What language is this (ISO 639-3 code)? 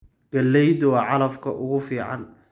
som